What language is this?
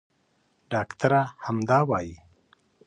Pashto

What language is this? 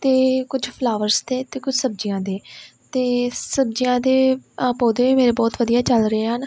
Punjabi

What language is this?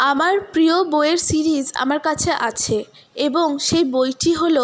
Bangla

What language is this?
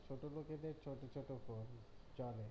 Bangla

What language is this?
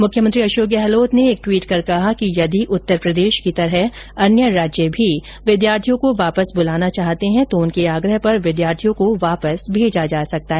Hindi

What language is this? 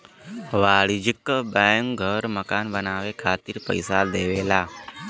Bhojpuri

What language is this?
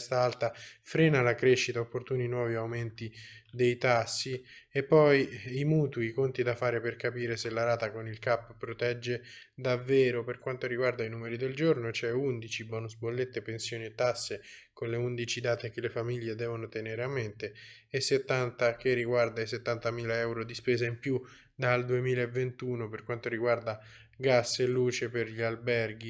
Italian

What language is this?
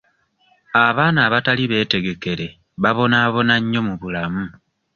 Ganda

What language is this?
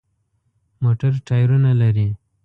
Pashto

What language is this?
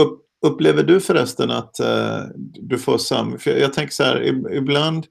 Swedish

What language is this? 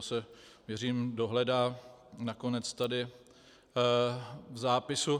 Czech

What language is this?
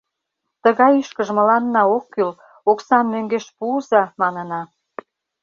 Mari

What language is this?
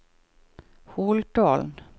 Norwegian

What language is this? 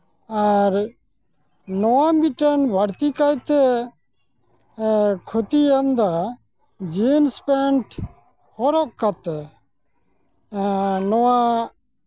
Santali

